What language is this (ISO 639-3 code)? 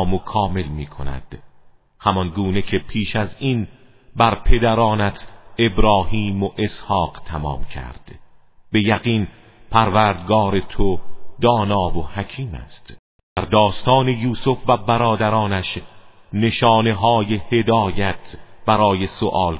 fas